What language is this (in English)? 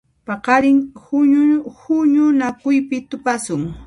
Puno Quechua